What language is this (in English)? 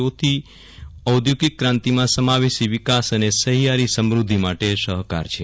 Gujarati